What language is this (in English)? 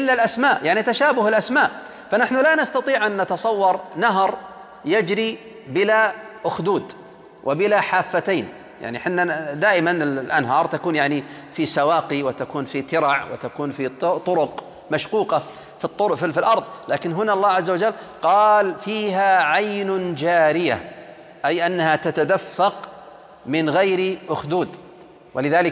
Arabic